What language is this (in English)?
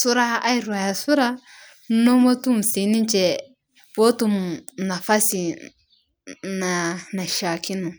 Masai